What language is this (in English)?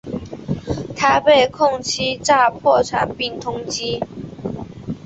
Chinese